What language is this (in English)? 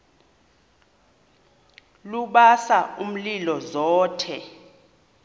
Xhosa